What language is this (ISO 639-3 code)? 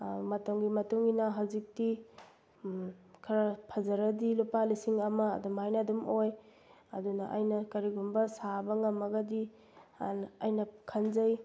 mni